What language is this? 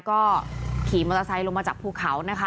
Thai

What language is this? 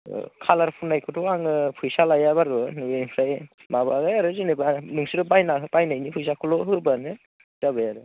Bodo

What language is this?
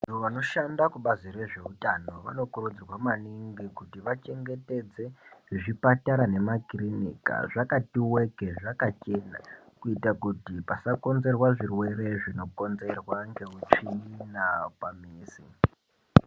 Ndau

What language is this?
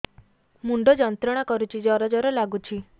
Odia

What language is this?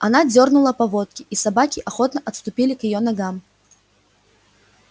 Russian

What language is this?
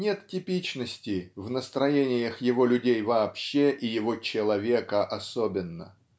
Russian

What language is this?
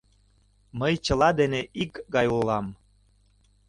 Mari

